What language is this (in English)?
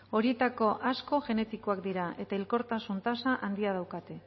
Basque